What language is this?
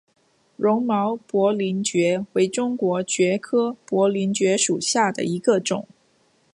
Chinese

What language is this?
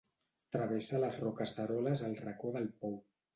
Catalan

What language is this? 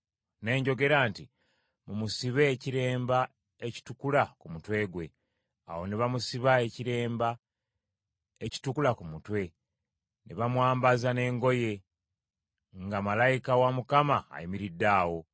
Ganda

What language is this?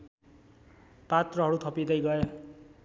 Nepali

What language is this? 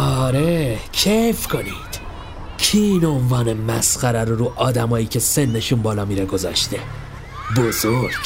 Persian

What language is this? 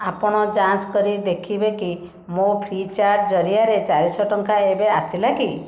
Odia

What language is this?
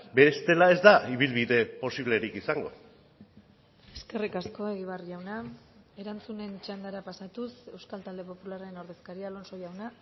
Basque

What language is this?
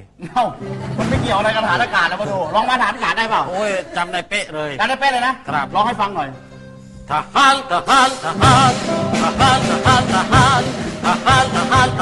Thai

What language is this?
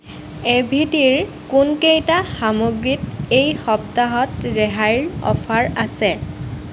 Assamese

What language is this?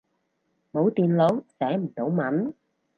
Cantonese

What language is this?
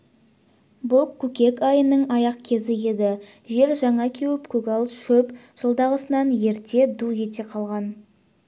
Kazakh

